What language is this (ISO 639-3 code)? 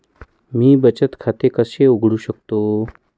mar